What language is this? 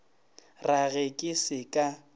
Northern Sotho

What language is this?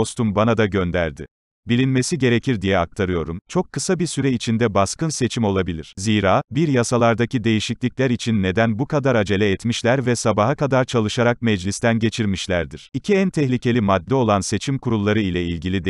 Turkish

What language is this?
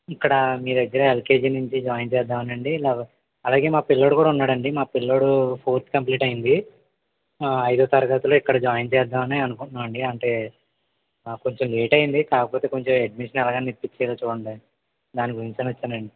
Telugu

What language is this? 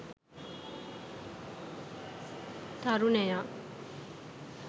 Sinhala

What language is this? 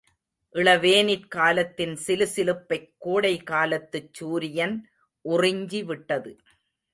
Tamil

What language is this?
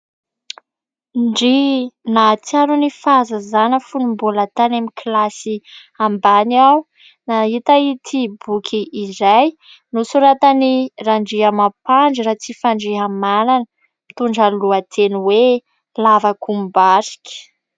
Malagasy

